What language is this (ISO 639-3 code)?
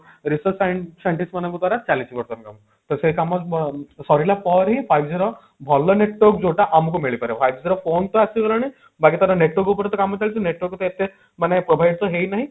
ori